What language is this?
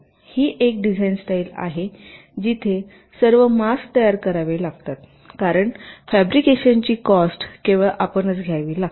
Marathi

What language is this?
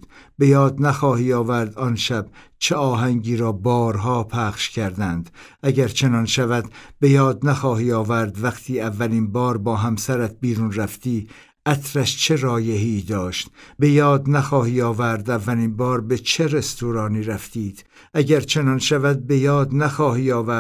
Persian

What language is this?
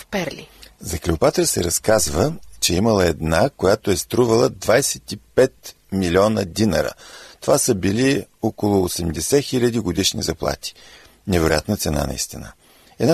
Bulgarian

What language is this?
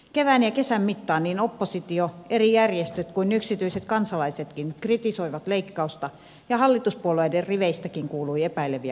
Finnish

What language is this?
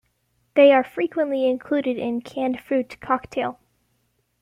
English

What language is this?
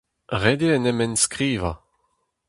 Breton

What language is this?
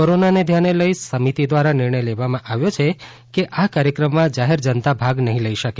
Gujarati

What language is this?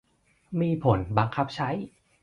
Thai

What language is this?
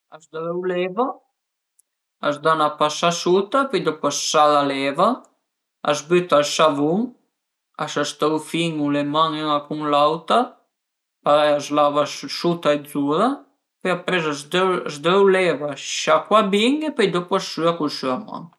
Piedmontese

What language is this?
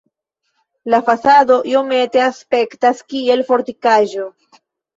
Esperanto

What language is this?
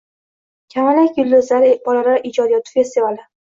Uzbek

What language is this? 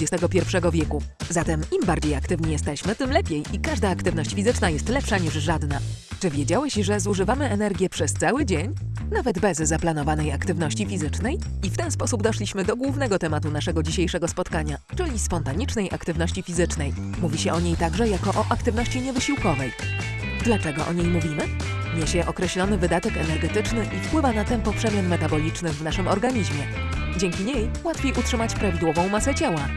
Polish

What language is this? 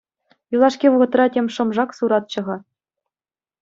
Chuvash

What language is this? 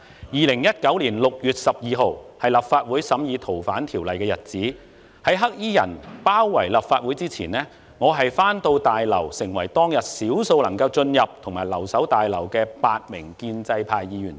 Cantonese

